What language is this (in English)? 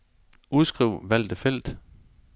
Danish